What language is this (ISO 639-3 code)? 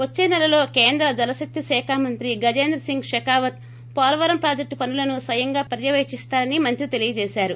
tel